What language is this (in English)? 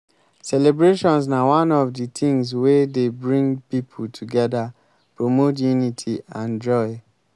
Nigerian Pidgin